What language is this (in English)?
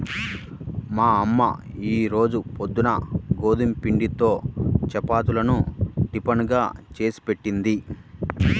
Telugu